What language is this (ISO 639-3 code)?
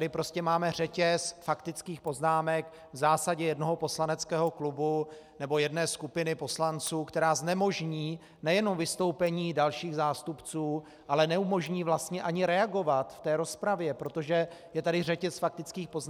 ces